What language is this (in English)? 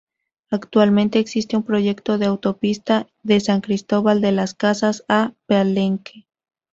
Spanish